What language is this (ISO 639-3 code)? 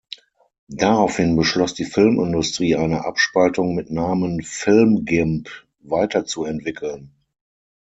deu